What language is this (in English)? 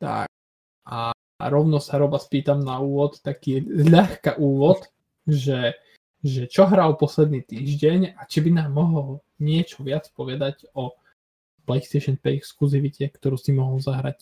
Slovak